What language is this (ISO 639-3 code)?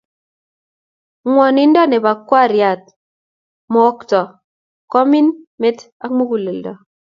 kln